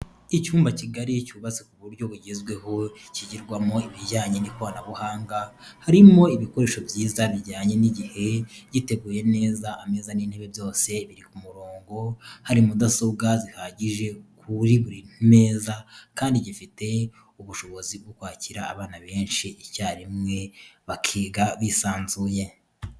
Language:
Kinyarwanda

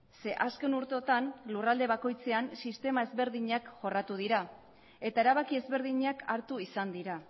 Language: Basque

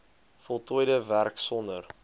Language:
Afrikaans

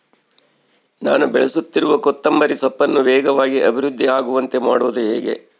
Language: Kannada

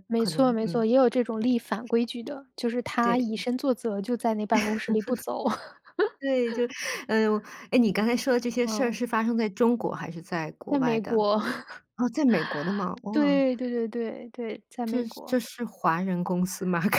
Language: Chinese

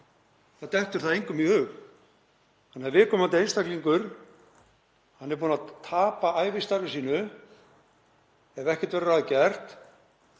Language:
Icelandic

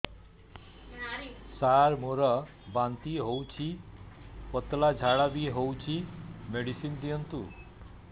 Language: Odia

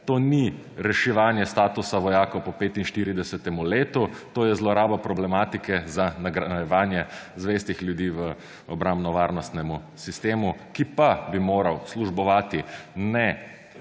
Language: Slovenian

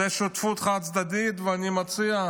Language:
Hebrew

